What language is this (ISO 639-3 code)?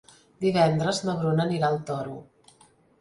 cat